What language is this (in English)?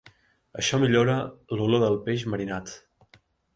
Catalan